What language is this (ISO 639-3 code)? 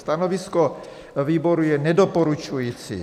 ces